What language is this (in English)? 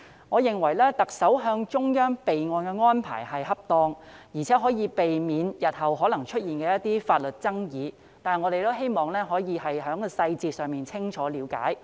Cantonese